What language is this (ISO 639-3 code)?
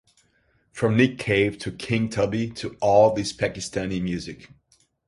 eng